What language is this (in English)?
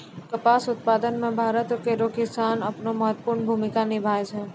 Maithili